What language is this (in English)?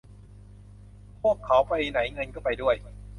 Thai